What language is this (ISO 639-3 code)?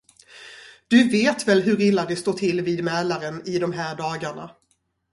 swe